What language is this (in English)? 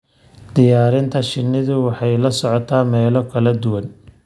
Somali